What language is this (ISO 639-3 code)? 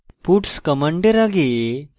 ben